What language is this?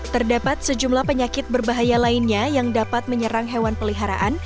Indonesian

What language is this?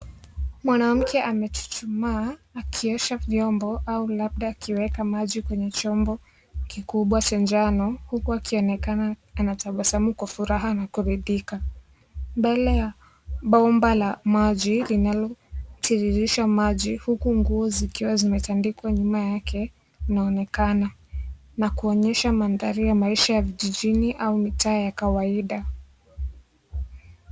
Swahili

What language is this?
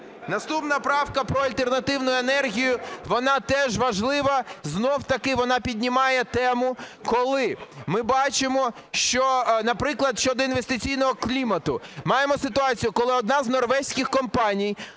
Ukrainian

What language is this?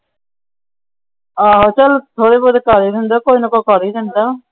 Punjabi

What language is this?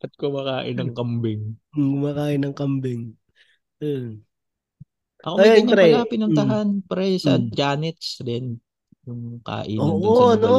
Filipino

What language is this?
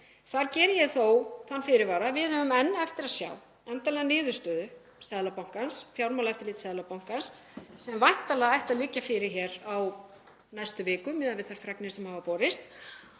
Icelandic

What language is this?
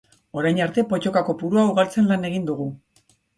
Basque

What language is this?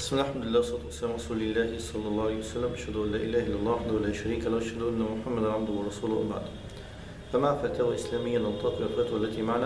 Arabic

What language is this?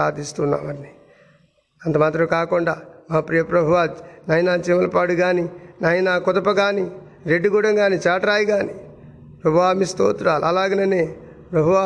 Telugu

